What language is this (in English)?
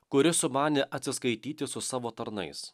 Lithuanian